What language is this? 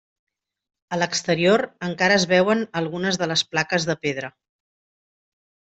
Catalan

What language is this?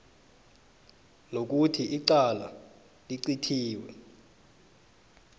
South Ndebele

